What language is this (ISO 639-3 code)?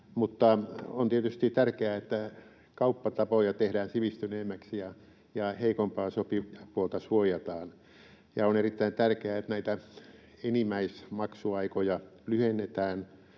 fin